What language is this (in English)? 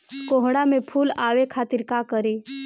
Bhojpuri